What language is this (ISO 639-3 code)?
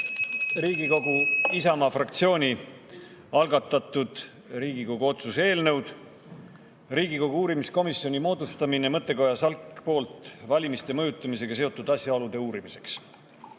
est